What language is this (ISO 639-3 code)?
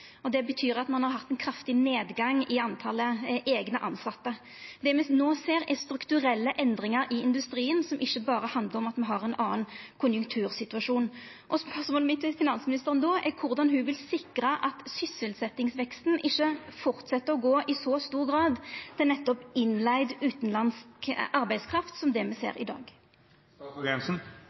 nno